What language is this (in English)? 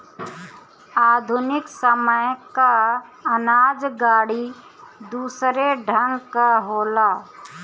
Bhojpuri